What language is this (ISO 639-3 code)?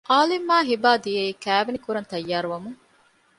div